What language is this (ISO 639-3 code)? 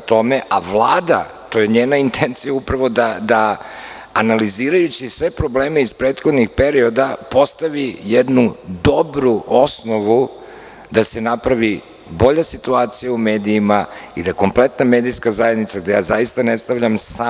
srp